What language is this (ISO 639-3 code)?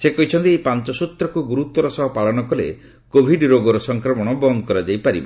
ori